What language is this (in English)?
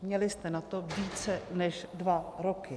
Czech